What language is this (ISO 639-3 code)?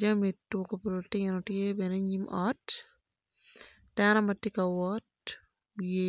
ach